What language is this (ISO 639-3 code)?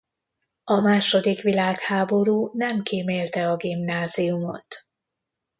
hun